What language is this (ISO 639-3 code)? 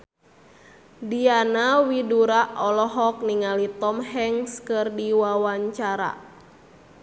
sun